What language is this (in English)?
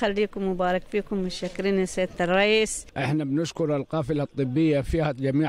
Arabic